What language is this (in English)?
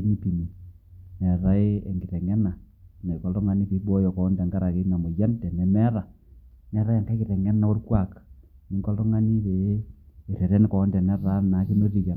Masai